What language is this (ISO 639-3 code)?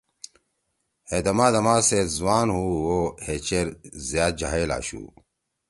trw